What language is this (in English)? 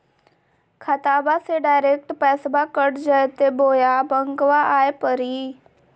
Magahi